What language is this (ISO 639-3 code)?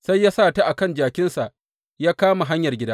hau